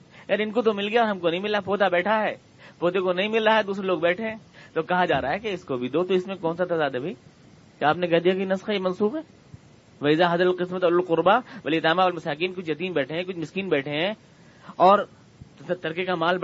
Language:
Urdu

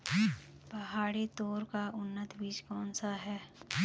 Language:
Hindi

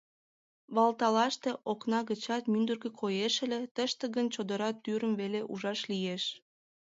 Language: Mari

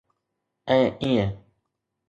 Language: Sindhi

